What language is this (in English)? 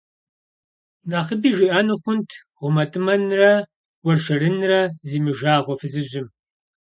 Kabardian